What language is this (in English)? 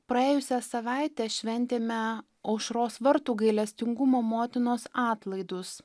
Lithuanian